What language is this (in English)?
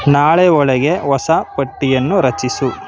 Kannada